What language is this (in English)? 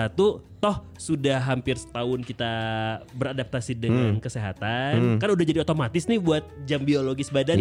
Indonesian